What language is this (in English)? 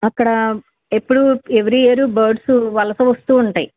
Telugu